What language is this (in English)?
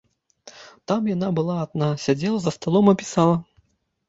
Belarusian